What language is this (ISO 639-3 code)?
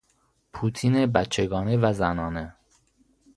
fas